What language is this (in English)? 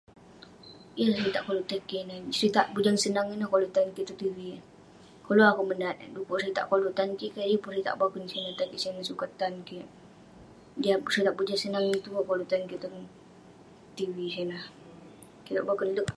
Western Penan